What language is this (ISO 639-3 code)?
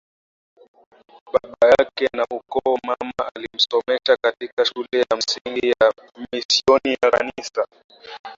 swa